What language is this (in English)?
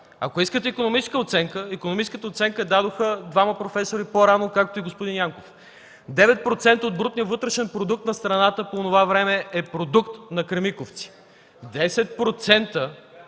Bulgarian